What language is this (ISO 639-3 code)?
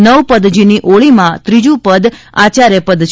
guj